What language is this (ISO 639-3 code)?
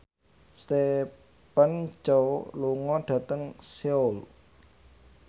jav